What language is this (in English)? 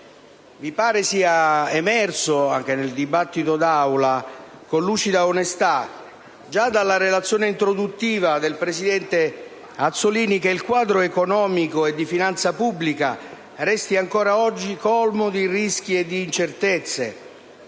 Italian